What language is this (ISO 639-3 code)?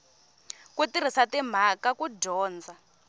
tso